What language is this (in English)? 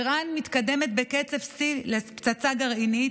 Hebrew